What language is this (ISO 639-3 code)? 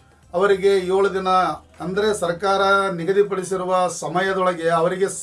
kan